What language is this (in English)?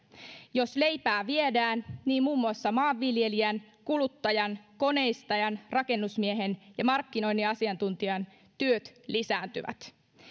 Finnish